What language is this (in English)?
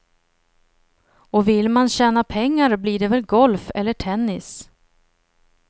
Swedish